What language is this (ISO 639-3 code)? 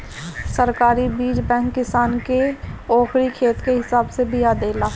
bho